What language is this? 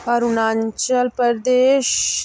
Dogri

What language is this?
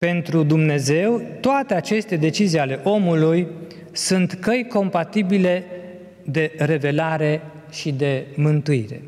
Romanian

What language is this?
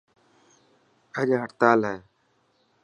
Dhatki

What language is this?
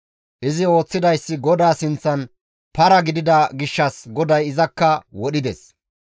Gamo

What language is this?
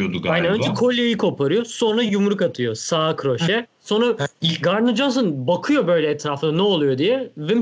Turkish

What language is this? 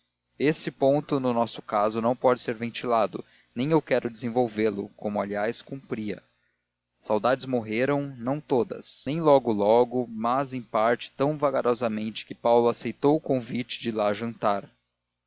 Portuguese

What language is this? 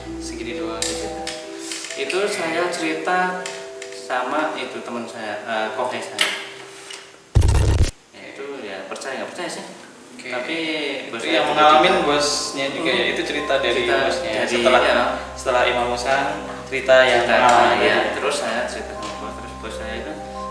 Indonesian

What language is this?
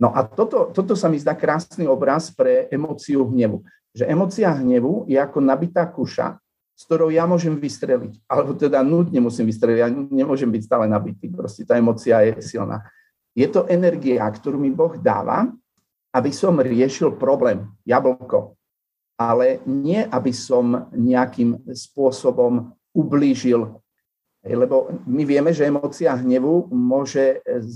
Slovak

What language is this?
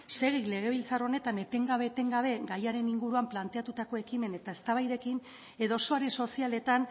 Basque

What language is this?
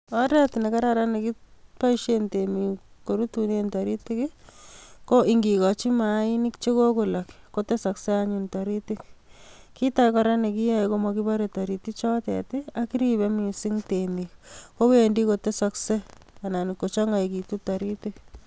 Kalenjin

